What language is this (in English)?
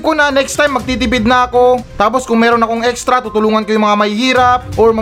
Filipino